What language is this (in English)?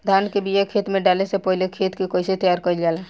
Bhojpuri